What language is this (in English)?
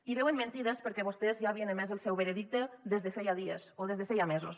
Catalan